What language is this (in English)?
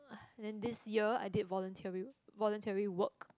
English